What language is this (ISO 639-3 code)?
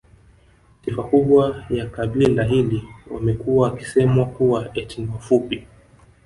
swa